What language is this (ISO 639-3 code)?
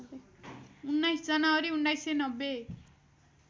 nep